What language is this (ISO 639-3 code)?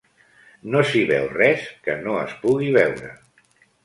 cat